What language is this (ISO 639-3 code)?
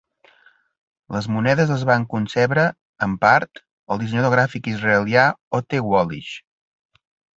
cat